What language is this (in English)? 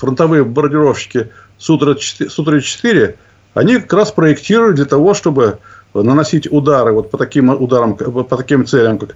Russian